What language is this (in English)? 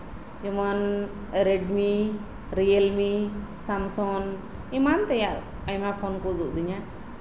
Santali